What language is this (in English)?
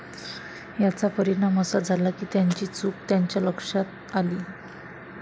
Marathi